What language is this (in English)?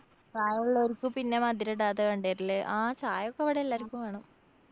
Malayalam